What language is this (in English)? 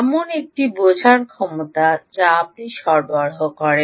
Bangla